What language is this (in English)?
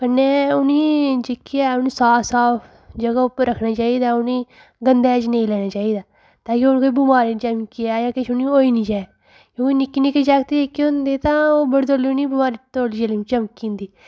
Dogri